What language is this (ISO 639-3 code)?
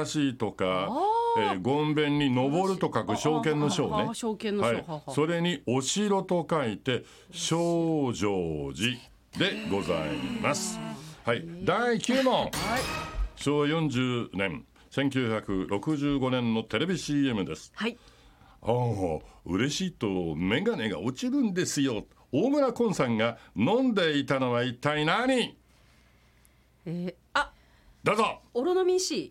jpn